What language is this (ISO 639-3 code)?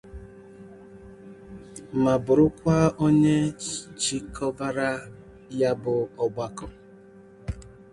ibo